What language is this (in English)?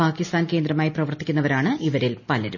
Malayalam